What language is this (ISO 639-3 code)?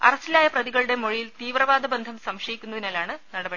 mal